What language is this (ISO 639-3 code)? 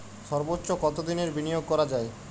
ben